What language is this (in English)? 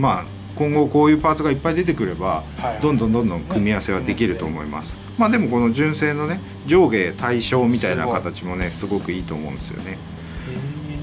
Japanese